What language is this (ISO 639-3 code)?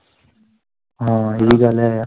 pan